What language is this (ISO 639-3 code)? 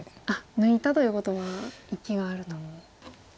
jpn